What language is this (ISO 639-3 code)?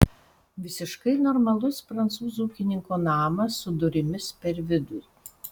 lit